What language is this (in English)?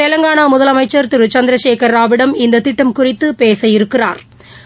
Tamil